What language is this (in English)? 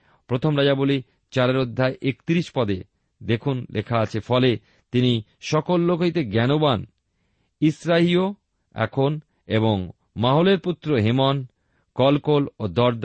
Bangla